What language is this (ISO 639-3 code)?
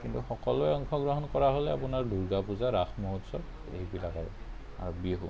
asm